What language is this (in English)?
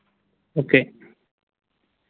Malayalam